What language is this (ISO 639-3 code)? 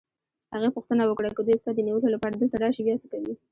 pus